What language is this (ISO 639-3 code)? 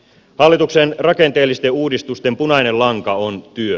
fin